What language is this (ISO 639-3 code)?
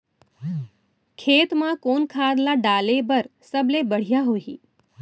hne